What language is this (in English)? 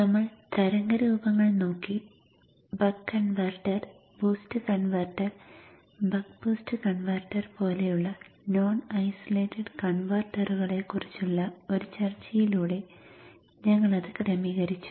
Malayalam